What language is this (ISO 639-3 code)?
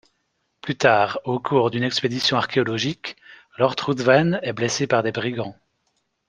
fra